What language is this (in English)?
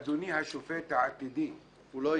Hebrew